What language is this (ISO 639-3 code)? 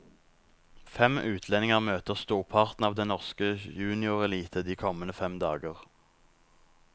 nor